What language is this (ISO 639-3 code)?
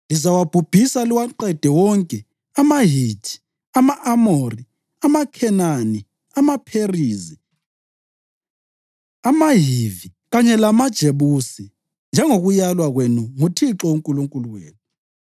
nde